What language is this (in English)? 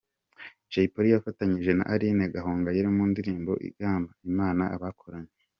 Kinyarwanda